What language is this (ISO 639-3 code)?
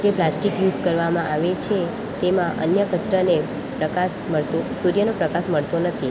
guj